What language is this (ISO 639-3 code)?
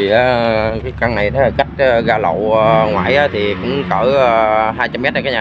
vie